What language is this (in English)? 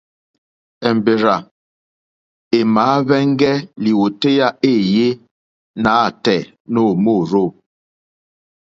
Mokpwe